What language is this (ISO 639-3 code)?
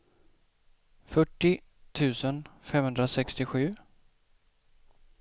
swe